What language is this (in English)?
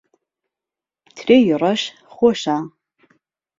Central Kurdish